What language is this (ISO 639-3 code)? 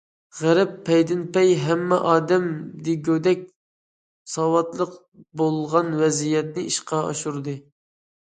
uig